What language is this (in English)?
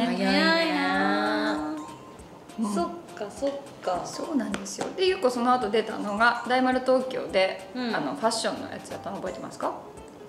Japanese